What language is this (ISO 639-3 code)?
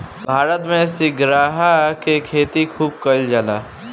bho